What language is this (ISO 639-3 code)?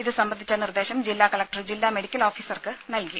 mal